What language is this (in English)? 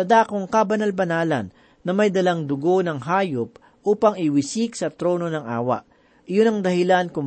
Filipino